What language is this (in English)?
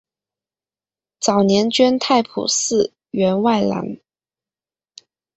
Chinese